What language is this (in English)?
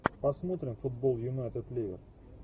Russian